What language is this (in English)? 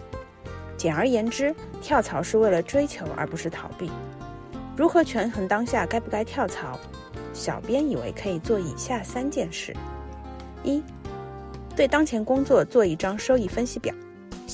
Chinese